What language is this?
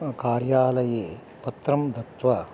Sanskrit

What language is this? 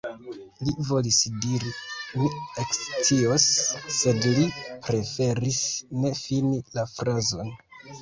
Esperanto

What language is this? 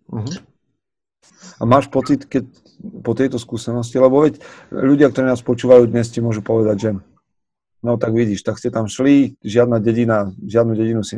Slovak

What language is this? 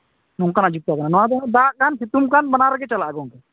Santali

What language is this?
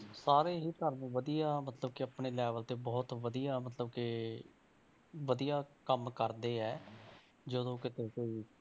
Punjabi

